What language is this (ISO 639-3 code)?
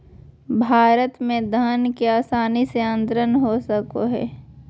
mag